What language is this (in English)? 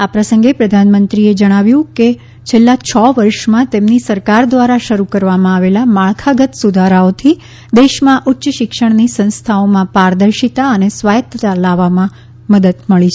Gujarati